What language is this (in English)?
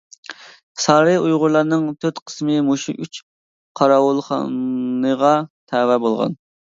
Uyghur